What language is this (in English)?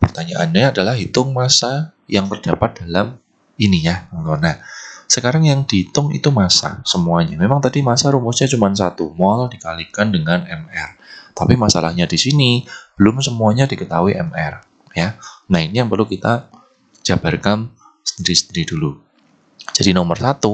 Indonesian